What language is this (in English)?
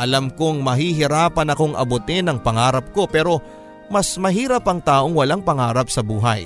Filipino